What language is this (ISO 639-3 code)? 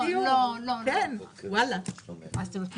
heb